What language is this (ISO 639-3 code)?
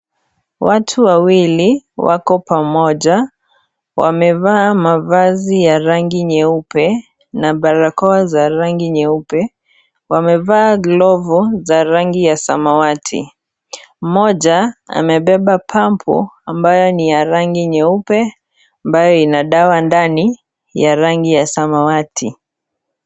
swa